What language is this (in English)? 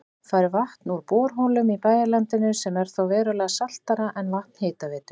Icelandic